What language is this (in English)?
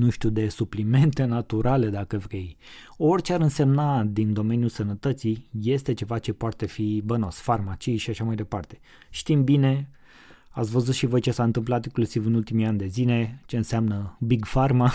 Romanian